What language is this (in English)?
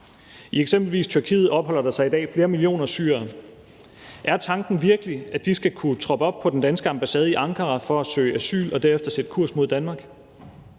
Danish